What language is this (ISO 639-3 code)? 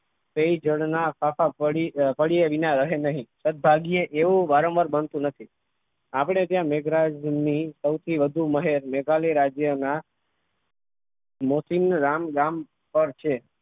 guj